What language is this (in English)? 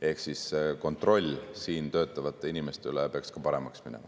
Estonian